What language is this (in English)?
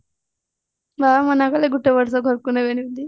Odia